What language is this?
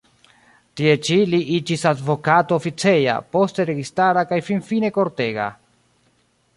Esperanto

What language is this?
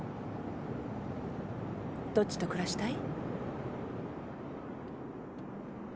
Japanese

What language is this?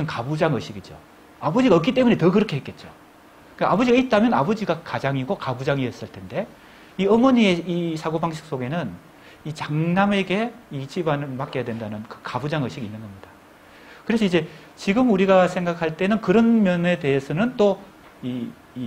Korean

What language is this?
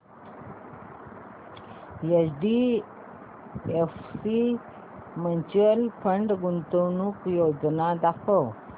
Marathi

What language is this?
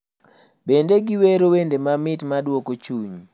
Luo (Kenya and Tanzania)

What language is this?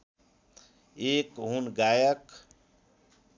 Nepali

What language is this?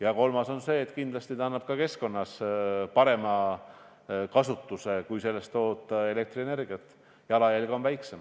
Estonian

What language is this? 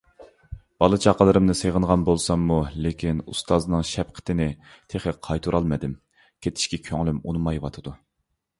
Uyghur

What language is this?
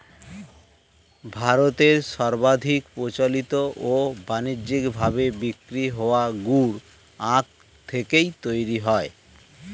Bangla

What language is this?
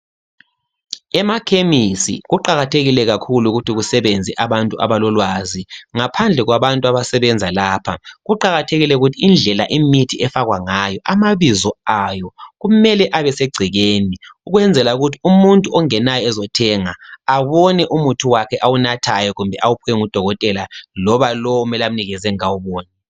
North Ndebele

